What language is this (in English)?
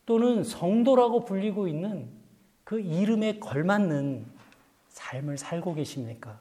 Korean